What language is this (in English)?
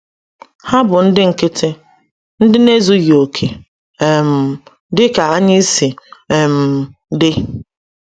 Igbo